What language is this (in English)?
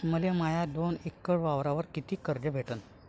Marathi